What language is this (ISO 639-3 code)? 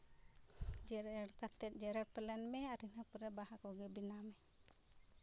sat